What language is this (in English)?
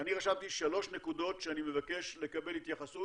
Hebrew